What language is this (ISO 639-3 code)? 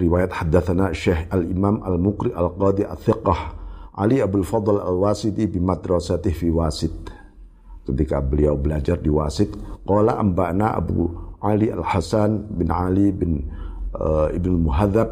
ind